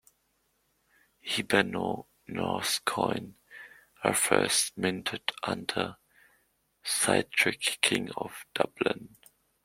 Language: English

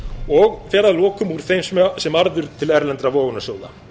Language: Icelandic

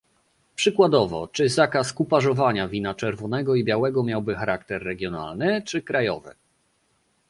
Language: Polish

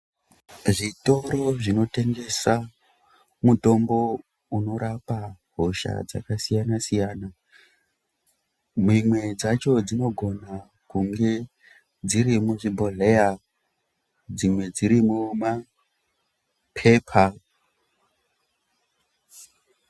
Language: Ndau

